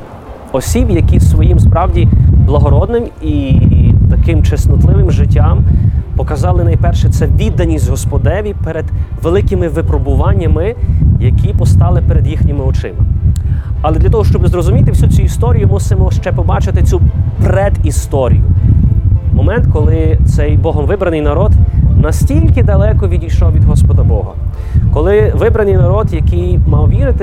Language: Ukrainian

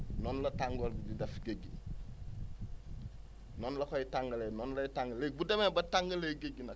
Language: Wolof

